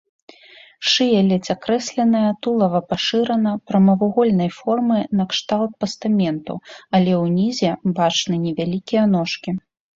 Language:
Belarusian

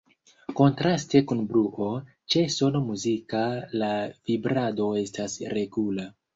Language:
Esperanto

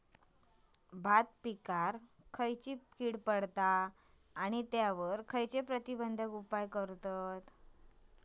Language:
Marathi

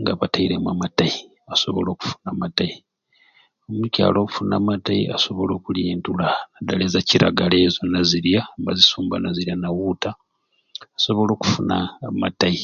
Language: Ruuli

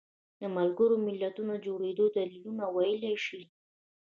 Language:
Pashto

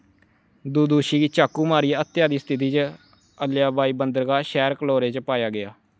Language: Dogri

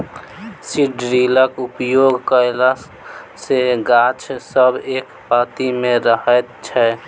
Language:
Maithili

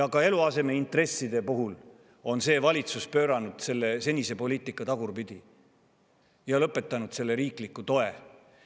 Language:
Estonian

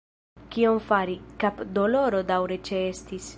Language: Esperanto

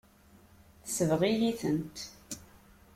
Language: Kabyle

